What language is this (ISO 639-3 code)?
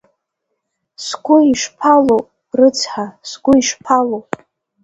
abk